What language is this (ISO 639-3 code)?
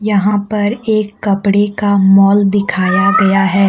hin